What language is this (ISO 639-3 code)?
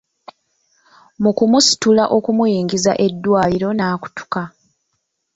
lug